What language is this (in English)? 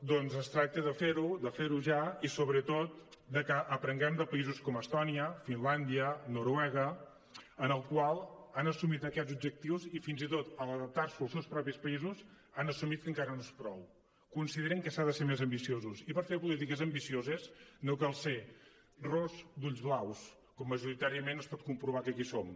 Catalan